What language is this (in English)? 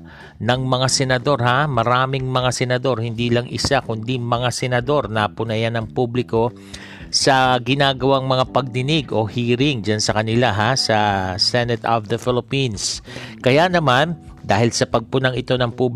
Filipino